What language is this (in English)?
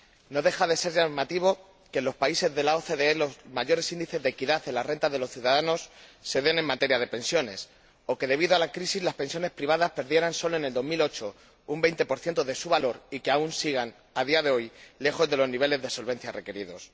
Spanish